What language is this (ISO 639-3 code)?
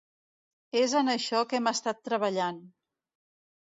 cat